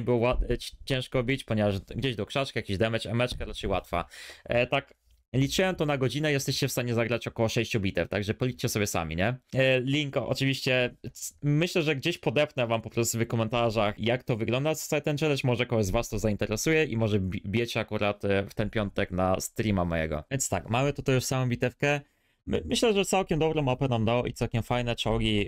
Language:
Polish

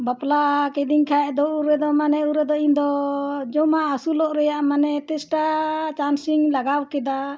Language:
Santali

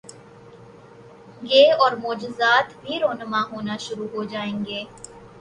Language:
Urdu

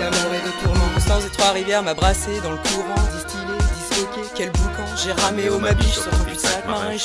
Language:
French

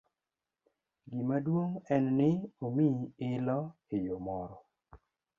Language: Luo (Kenya and Tanzania)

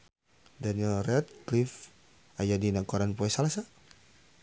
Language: Sundanese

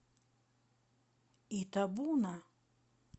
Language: Russian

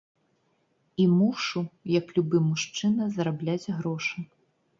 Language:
Belarusian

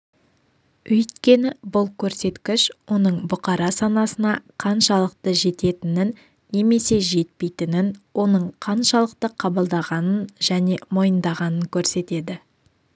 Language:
Kazakh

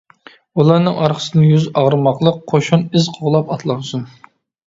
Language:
Uyghur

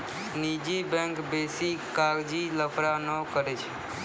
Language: Maithili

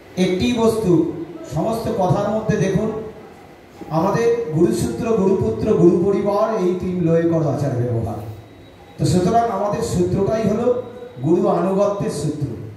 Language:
Hindi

